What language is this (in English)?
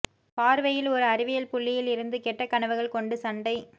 Tamil